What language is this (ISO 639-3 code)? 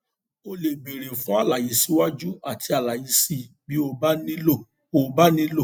yor